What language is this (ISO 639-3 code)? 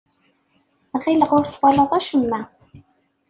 kab